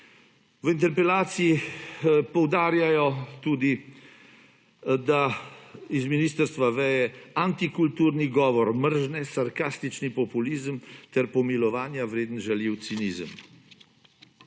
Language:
Slovenian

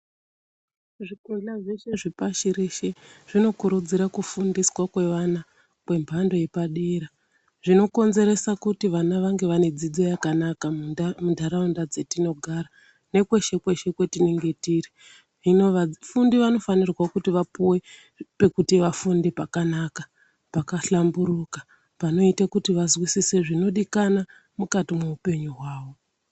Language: Ndau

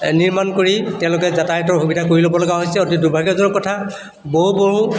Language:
Assamese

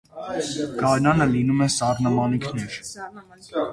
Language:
Armenian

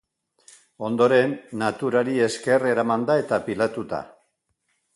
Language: Basque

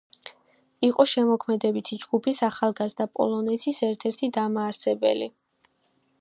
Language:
Georgian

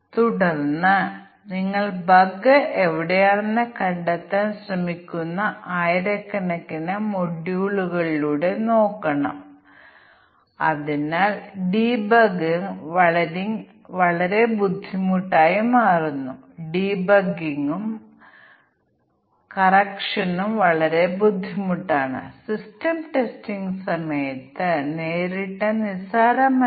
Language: Malayalam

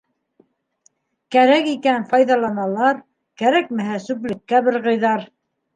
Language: Bashkir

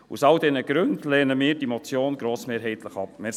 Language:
Swiss German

